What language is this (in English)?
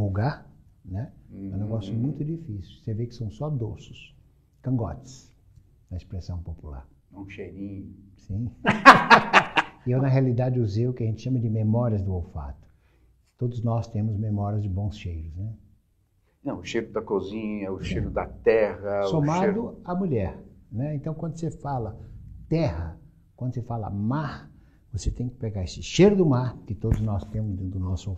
Portuguese